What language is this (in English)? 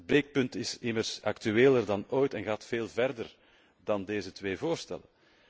Dutch